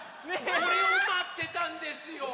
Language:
Japanese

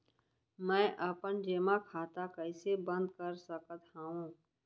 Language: Chhattisgarhi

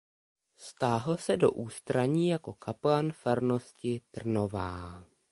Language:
Czech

